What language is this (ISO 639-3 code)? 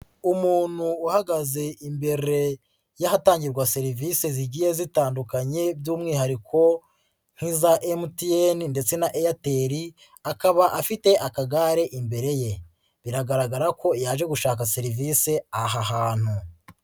kin